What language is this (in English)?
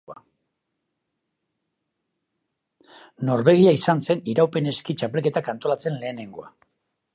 Basque